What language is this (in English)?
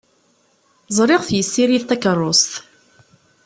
Kabyle